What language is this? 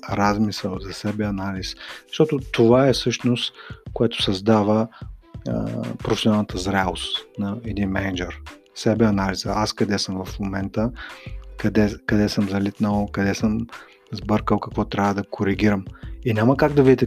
Bulgarian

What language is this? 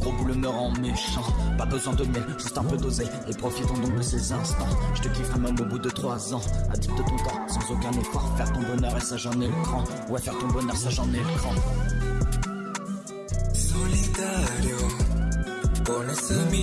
French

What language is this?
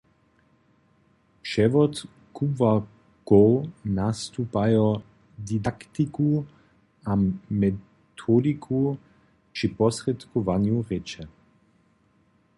Upper Sorbian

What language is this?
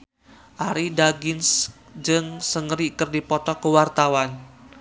Sundanese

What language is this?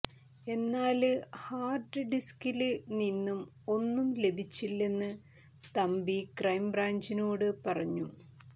Malayalam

